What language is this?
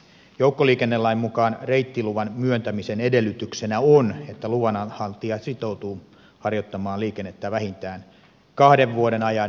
Finnish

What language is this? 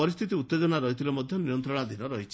Odia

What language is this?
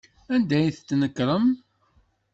Kabyle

